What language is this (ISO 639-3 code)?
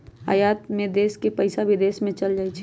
mag